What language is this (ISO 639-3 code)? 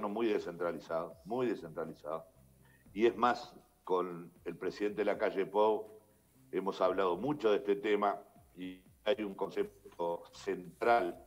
spa